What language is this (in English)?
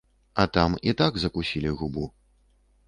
Belarusian